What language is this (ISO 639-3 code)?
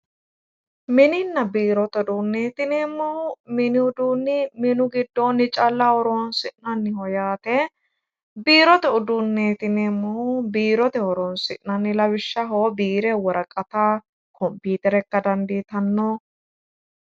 sid